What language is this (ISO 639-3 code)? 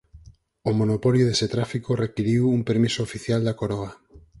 glg